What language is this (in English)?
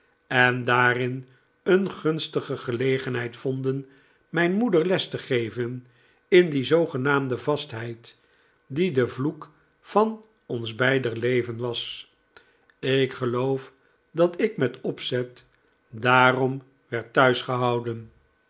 Dutch